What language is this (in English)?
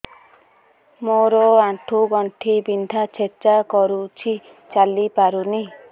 Odia